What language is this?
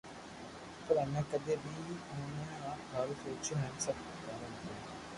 Loarki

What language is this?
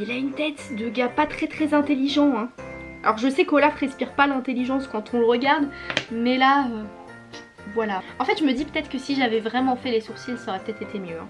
French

